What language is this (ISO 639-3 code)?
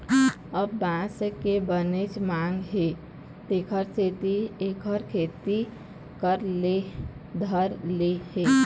hne